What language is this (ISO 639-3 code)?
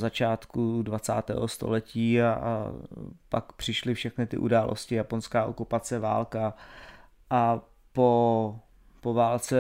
ces